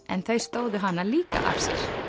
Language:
Icelandic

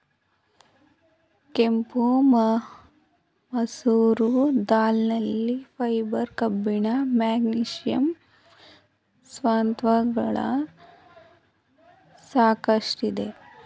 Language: Kannada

